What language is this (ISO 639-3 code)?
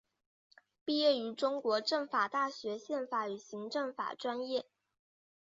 zho